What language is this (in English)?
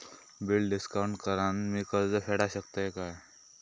Marathi